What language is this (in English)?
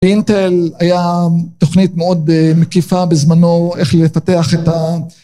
Hebrew